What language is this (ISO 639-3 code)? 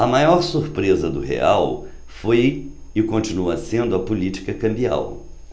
por